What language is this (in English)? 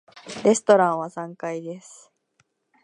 Japanese